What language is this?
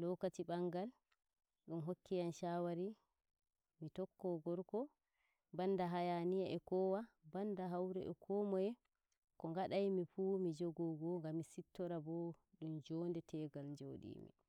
Nigerian Fulfulde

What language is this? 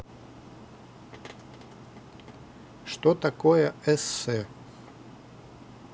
Russian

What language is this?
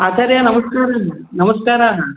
Sanskrit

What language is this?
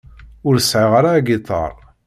Kabyle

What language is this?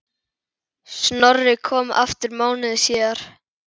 Icelandic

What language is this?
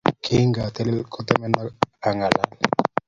Kalenjin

